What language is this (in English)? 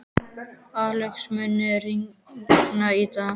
Icelandic